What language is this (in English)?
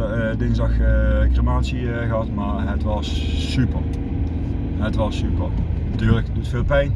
Dutch